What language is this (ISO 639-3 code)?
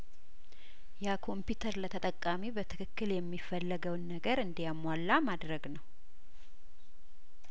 amh